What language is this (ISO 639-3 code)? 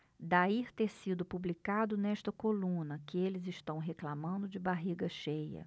por